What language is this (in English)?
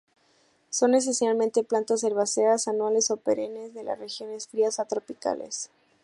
Spanish